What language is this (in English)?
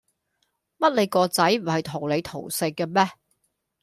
Cantonese